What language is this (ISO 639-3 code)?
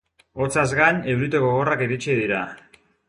eus